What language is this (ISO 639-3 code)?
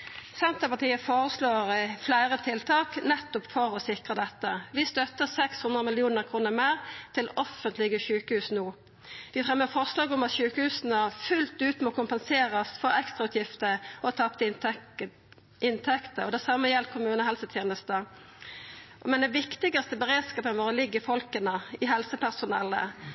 nno